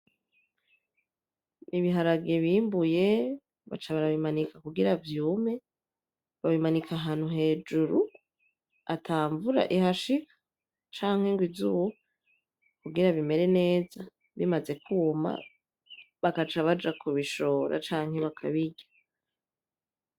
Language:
Rundi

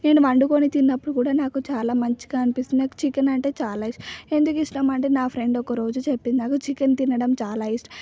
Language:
Telugu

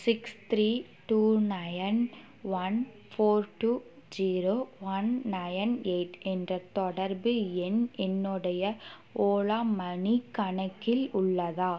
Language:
Tamil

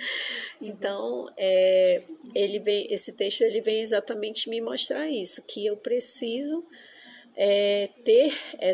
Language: Portuguese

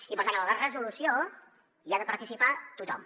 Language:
Catalan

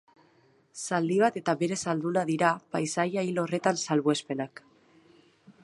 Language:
Basque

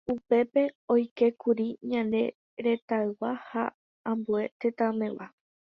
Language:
Guarani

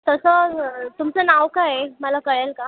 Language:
Marathi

